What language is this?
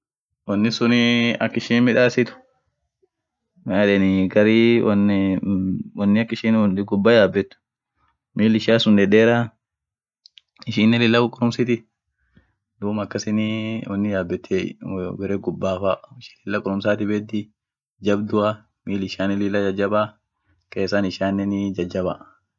Orma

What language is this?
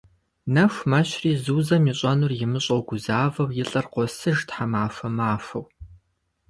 Kabardian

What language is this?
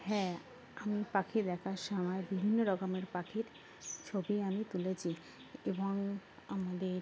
Bangla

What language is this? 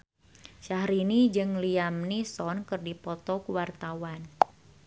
Sundanese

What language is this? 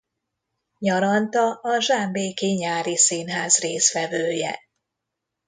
Hungarian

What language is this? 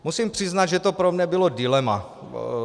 Czech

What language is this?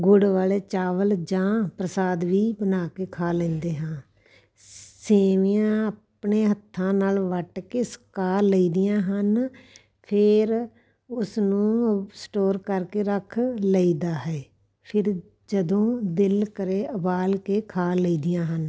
Punjabi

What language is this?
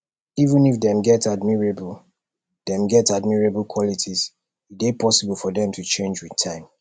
Nigerian Pidgin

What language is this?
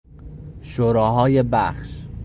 Persian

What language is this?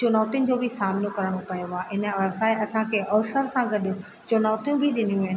Sindhi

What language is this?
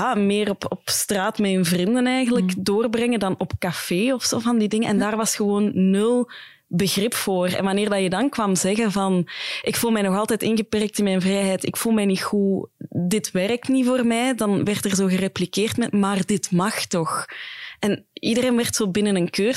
Dutch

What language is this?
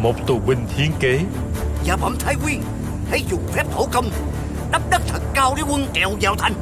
Vietnamese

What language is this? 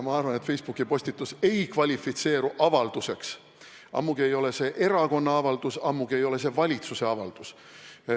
Estonian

